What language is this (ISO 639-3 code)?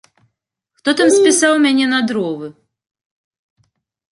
bel